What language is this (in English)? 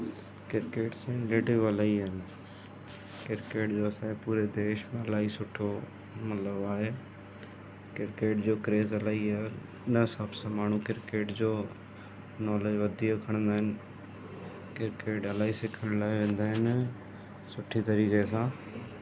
Sindhi